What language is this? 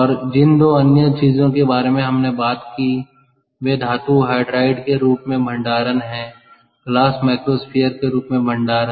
Hindi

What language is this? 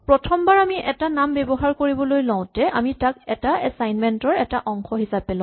Assamese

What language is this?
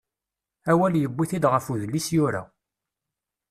Kabyle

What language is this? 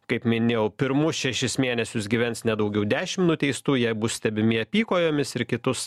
Lithuanian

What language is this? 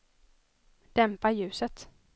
Swedish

